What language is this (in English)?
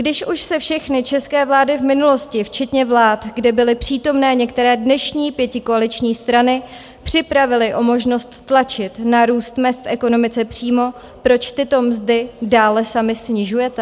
Czech